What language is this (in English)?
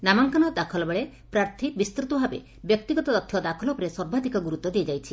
Odia